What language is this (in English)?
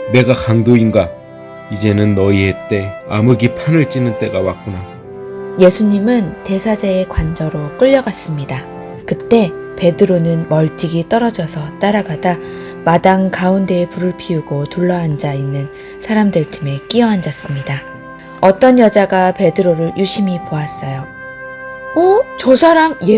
Korean